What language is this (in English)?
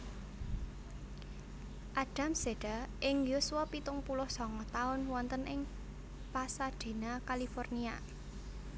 Javanese